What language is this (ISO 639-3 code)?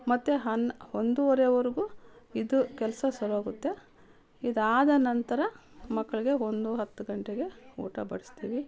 kan